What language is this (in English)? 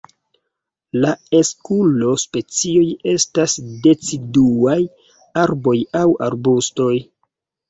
Esperanto